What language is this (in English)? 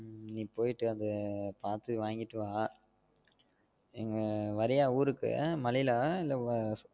Tamil